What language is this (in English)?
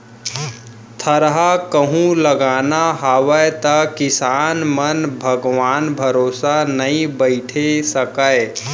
Chhattisgarhi